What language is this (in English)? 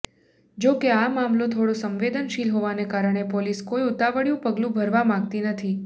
Gujarati